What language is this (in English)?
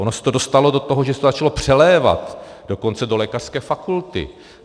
Czech